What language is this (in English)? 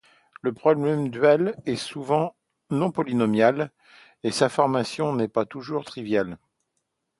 French